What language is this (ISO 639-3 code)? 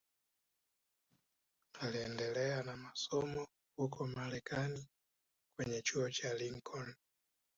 swa